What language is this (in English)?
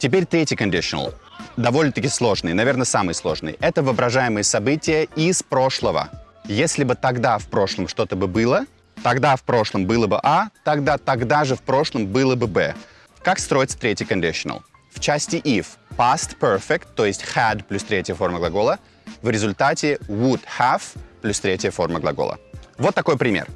Russian